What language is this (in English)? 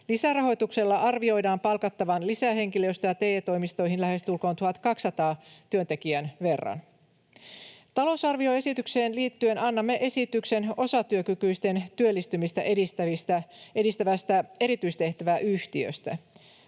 Finnish